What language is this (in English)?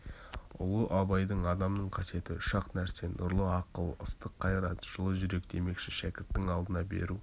Kazakh